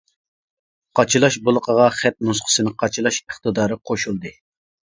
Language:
Uyghur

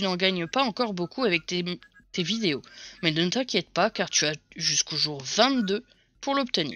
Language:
French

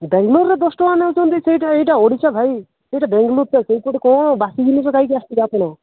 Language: Odia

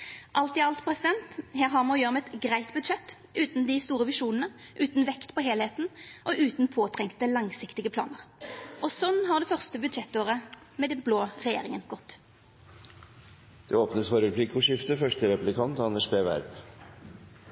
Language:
Norwegian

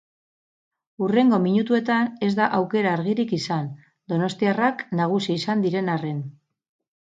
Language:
Basque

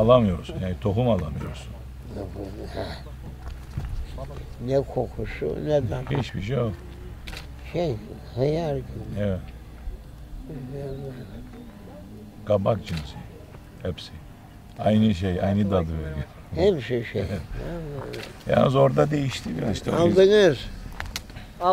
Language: Turkish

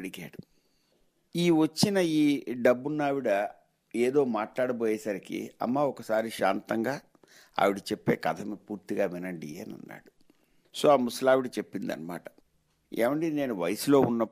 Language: Telugu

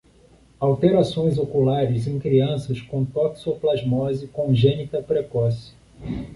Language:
Portuguese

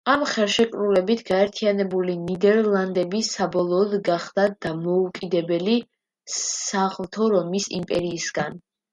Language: Georgian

